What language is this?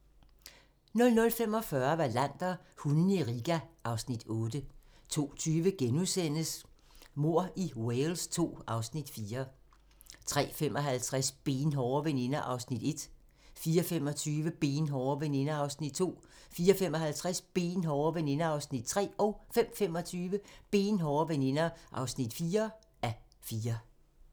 Danish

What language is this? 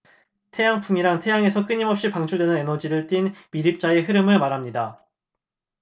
Korean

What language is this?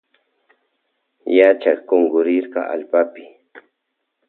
Loja Highland Quichua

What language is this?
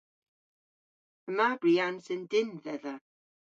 Cornish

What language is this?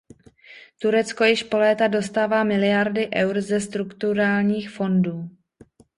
Czech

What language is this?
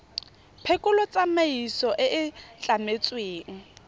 Tswana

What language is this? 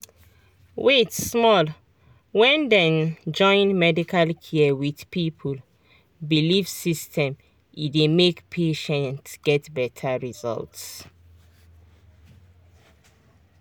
Nigerian Pidgin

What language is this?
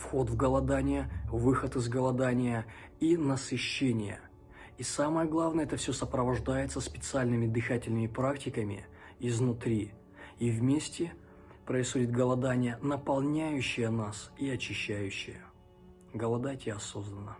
Russian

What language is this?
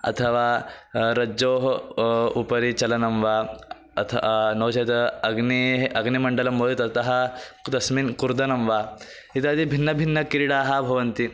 Sanskrit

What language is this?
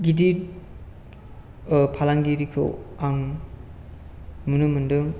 Bodo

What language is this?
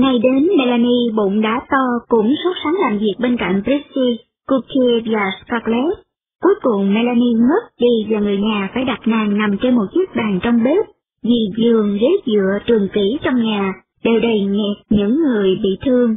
Vietnamese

